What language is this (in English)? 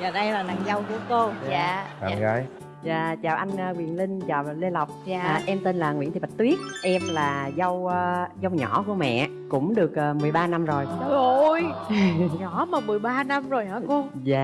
Vietnamese